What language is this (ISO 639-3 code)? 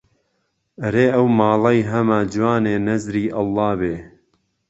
ckb